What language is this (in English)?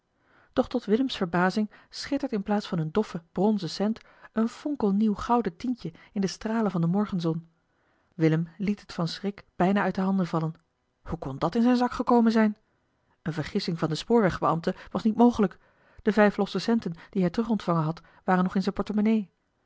Dutch